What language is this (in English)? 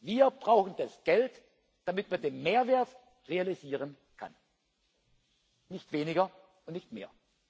German